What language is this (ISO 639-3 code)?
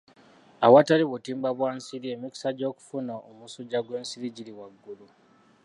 lug